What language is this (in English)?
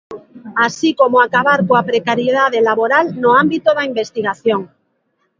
Galician